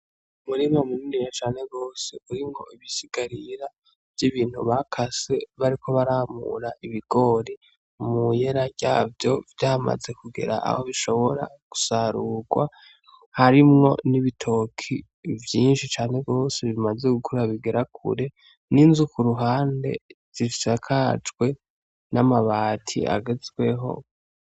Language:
Rundi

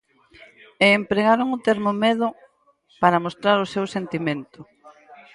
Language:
Galician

